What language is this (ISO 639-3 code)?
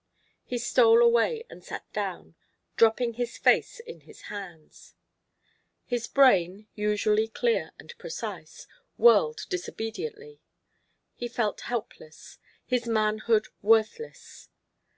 eng